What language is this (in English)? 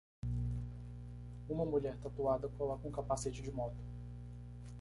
Portuguese